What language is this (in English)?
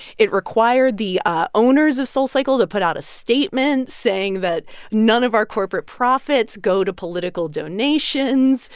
English